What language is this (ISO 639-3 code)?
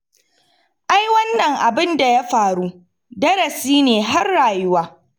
hau